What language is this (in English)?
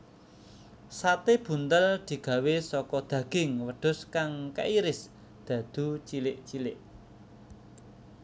Javanese